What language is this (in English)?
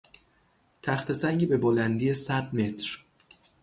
Persian